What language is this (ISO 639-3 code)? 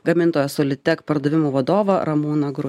lit